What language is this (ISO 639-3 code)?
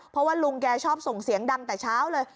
tha